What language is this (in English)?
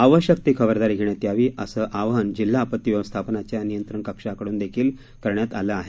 Marathi